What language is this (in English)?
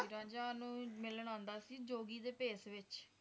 Punjabi